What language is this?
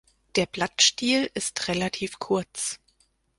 German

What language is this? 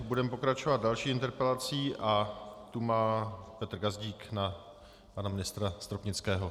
Czech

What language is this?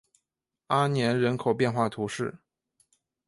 Chinese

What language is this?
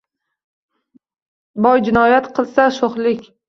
Uzbek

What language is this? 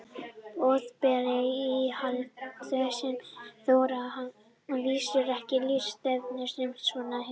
Icelandic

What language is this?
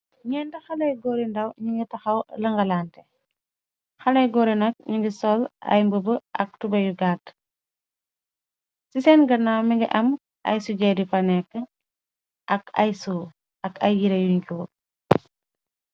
Wolof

